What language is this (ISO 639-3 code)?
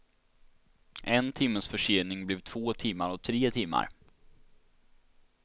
swe